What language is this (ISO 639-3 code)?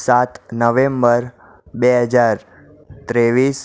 guj